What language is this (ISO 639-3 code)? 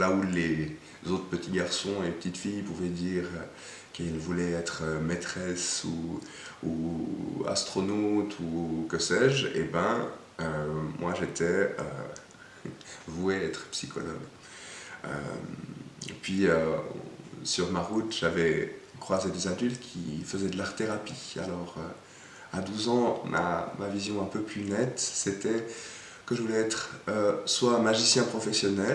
fra